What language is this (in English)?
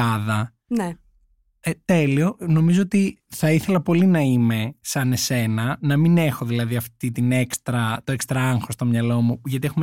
Greek